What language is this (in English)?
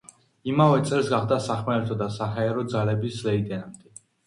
Georgian